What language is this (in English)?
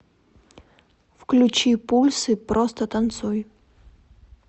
Russian